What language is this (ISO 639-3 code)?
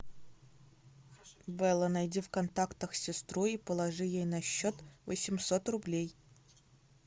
rus